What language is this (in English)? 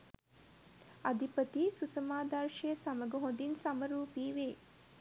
Sinhala